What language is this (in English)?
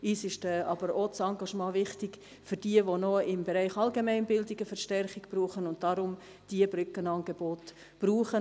Swiss German